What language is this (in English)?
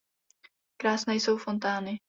Czech